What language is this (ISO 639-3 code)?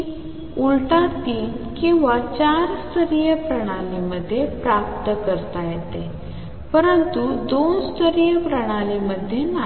mar